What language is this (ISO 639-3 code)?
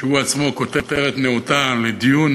heb